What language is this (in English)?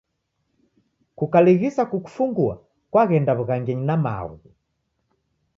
Taita